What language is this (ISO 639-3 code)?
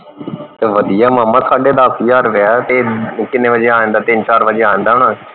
pan